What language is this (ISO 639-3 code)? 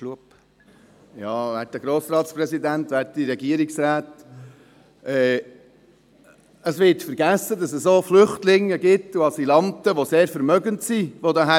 gsw